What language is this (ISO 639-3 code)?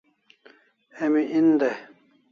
kls